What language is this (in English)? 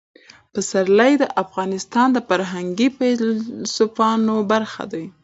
Pashto